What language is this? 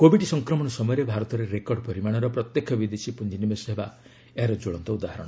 Odia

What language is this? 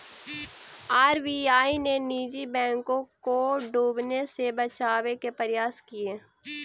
Magahi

